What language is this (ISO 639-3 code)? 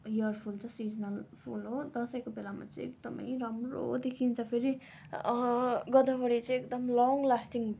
nep